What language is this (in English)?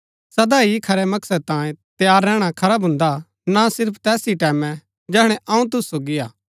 Gaddi